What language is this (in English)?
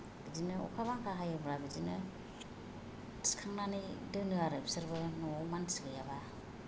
Bodo